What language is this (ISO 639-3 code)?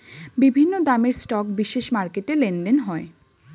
ben